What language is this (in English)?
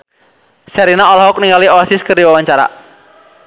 Sundanese